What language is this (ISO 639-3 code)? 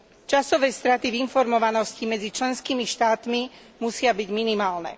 slk